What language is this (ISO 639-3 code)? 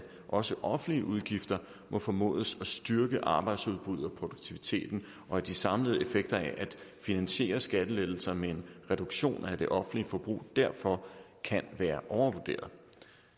dan